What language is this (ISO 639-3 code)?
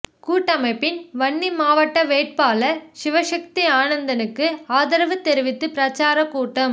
tam